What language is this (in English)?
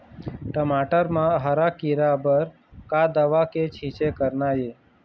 Chhattisgarhi